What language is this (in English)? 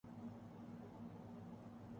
Urdu